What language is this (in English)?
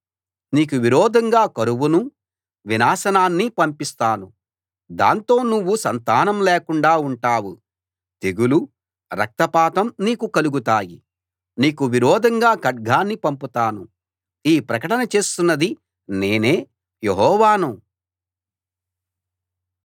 Telugu